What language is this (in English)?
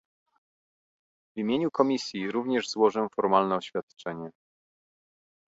Polish